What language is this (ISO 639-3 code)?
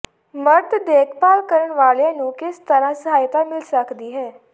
pan